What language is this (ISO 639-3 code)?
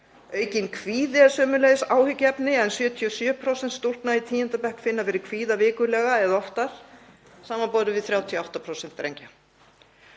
isl